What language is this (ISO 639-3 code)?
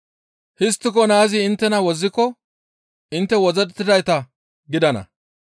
gmv